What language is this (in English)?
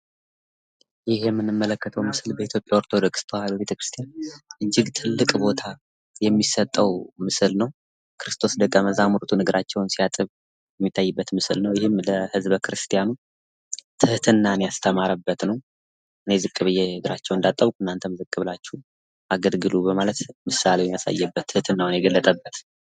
Amharic